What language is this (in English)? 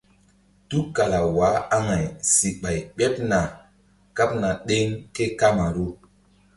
Mbum